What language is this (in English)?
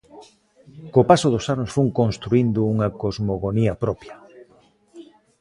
Galician